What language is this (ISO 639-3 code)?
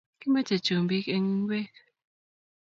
kln